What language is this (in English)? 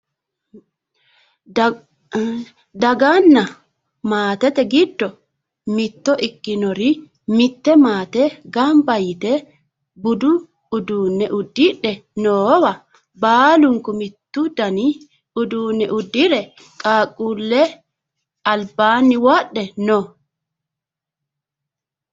Sidamo